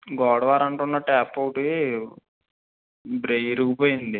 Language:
Telugu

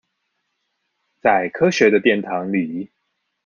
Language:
Chinese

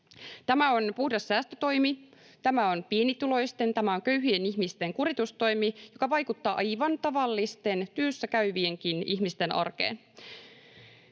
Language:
Finnish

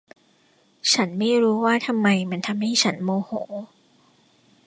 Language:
Thai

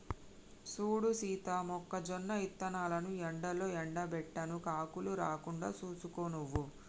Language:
Telugu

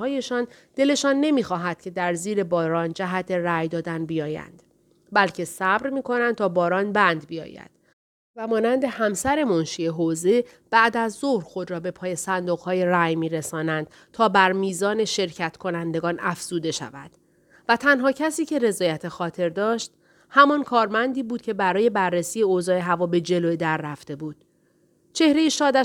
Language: Persian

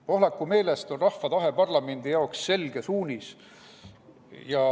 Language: Estonian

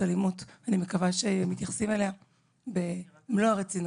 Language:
Hebrew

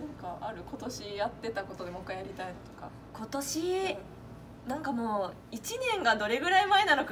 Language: Japanese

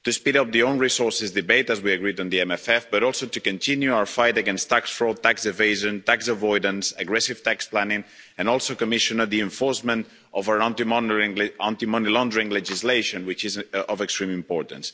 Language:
English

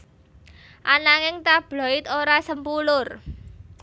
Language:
Javanese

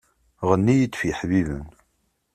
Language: Kabyle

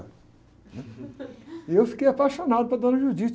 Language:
Portuguese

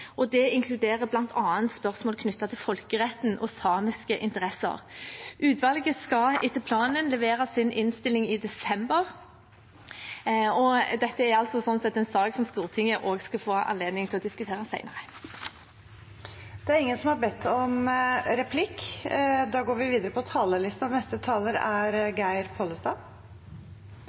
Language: Norwegian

